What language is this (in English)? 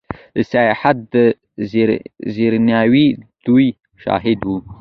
Pashto